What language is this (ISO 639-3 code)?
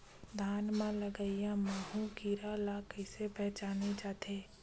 hne